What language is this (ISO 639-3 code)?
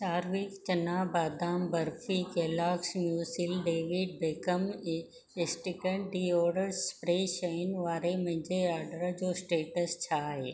snd